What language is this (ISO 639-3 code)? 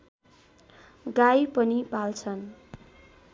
nep